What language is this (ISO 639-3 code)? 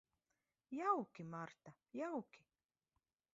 lav